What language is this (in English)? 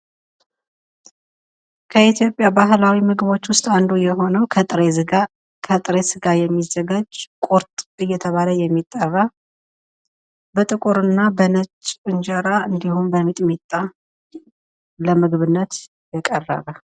Amharic